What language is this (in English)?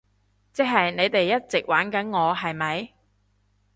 Cantonese